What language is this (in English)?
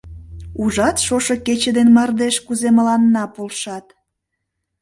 Mari